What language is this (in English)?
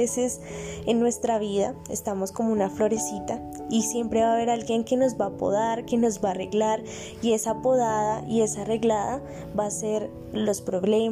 Spanish